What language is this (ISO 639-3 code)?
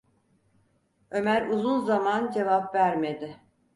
tur